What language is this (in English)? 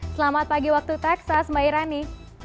Indonesian